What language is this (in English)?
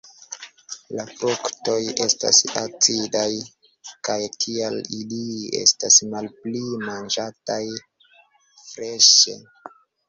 Esperanto